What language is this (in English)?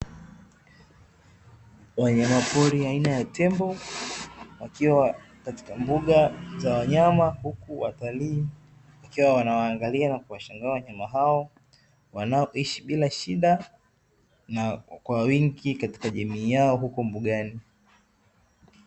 Swahili